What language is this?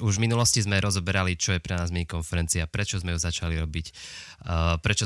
Slovak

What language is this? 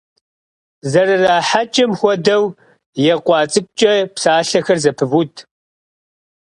Kabardian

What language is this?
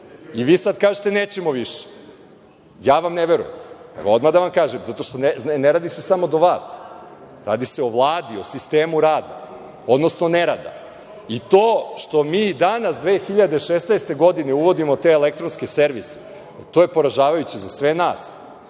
Serbian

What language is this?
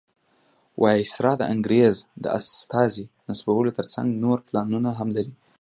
Pashto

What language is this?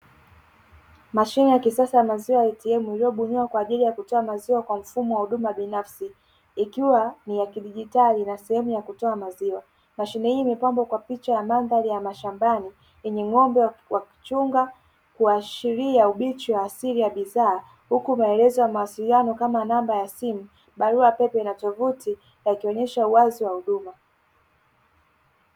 Swahili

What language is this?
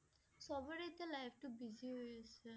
Assamese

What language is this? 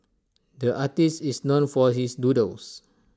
English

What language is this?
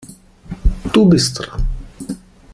German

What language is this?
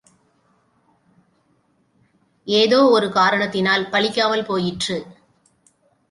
Tamil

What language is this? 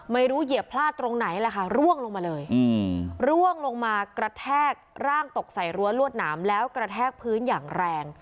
Thai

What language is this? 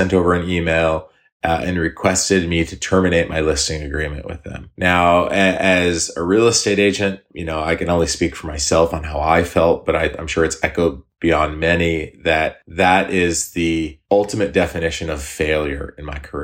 English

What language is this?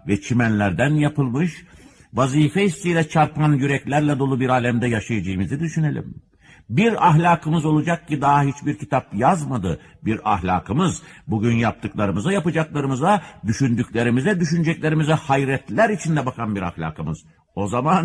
Turkish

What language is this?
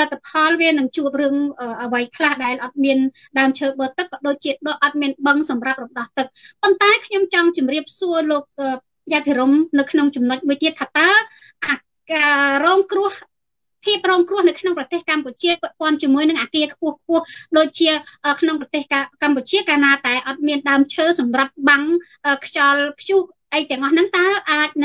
Vietnamese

